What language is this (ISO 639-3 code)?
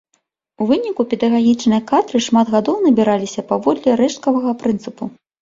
bel